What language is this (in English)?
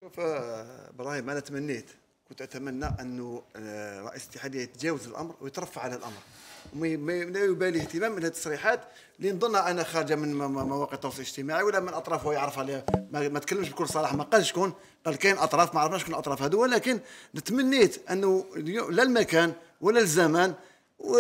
Arabic